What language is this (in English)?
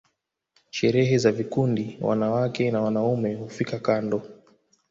Swahili